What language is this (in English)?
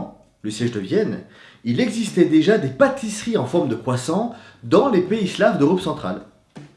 French